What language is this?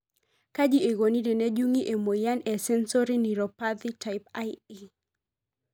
Masai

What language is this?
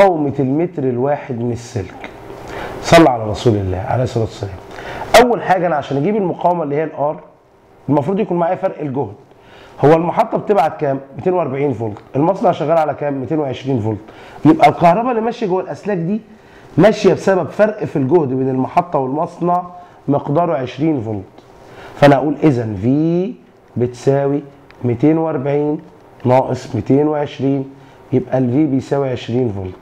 Arabic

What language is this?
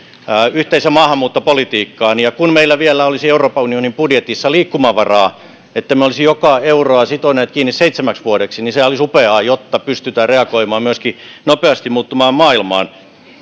Finnish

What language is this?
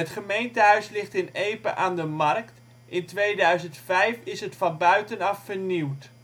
Dutch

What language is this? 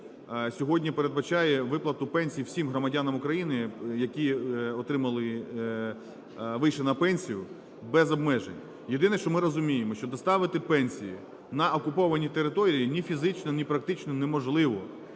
Ukrainian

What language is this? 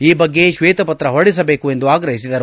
Kannada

